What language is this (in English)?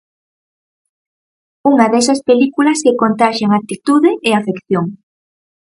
Galician